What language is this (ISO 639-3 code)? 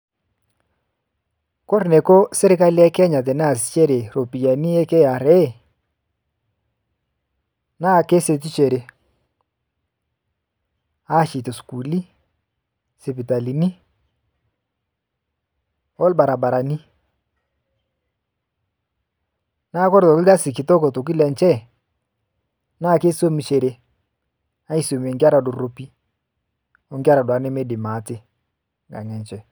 mas